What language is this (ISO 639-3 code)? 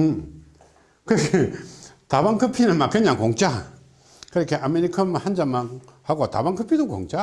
kor